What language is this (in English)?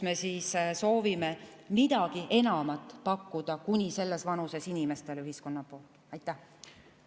Estonian